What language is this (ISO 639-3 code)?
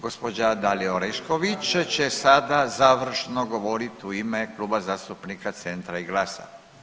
hrv